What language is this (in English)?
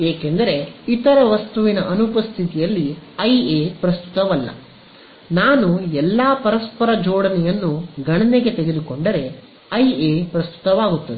Kannada